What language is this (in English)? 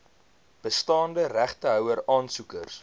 Afrikaans